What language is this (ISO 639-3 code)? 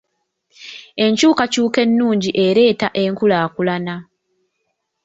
lug